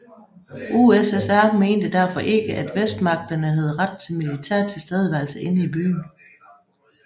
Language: Danish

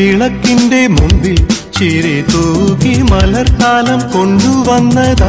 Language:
Malayalam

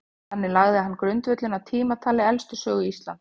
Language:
Icelandic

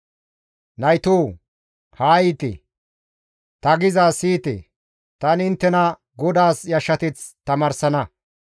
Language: Gamo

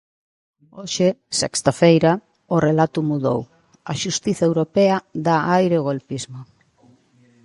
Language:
Galician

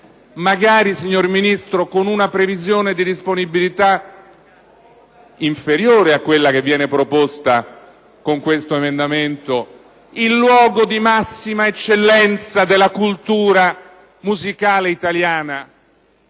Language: Italian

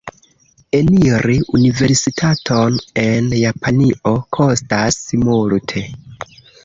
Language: Esperanto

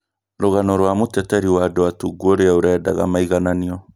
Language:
Kikuyu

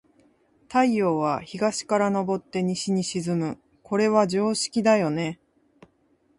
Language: Japanese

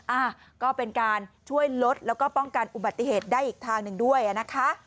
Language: Thai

